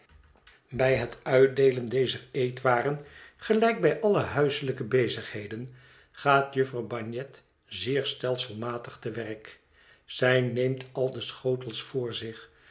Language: Dutch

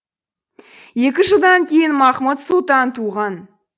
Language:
Kazakh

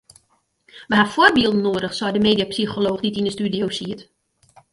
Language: Western Frisian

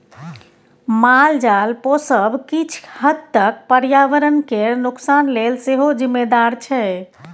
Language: Maithili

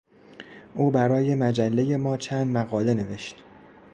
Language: Persian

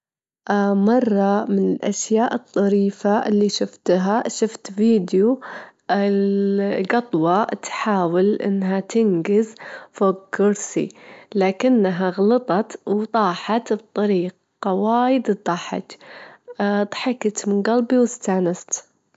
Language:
Gulf Arabic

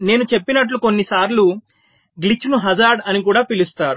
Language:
Telugu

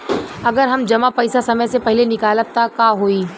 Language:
Bhojpuri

